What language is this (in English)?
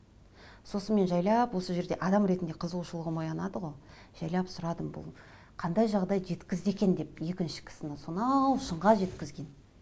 Kazakh